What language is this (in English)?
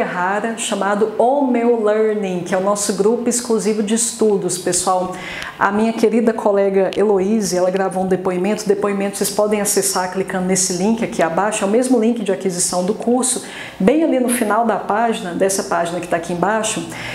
Portuguese